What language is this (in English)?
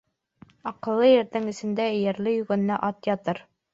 Bashkir